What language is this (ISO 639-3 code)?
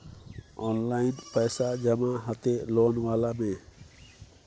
mai